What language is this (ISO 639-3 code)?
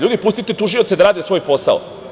srp